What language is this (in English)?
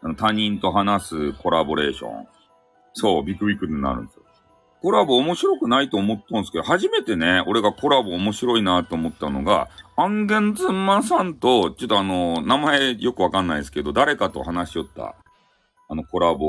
Japanese